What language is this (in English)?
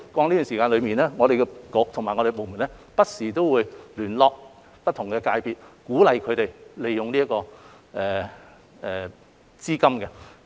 Cantonese